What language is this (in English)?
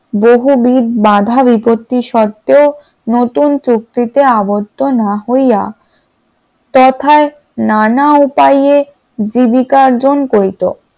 Bangla